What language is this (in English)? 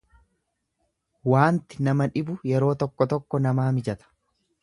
Oromo